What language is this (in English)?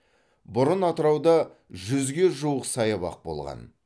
Kazakh